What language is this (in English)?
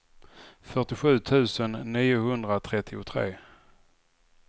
Swedish